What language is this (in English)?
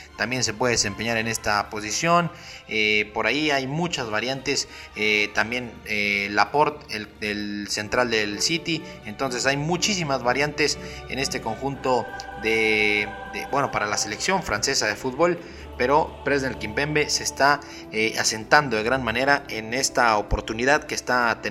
Spanish